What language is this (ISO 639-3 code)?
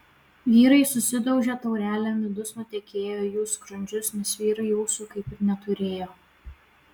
lit